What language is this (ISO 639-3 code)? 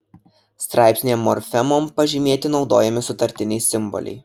lit